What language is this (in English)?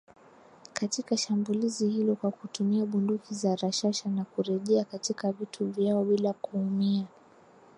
Swahili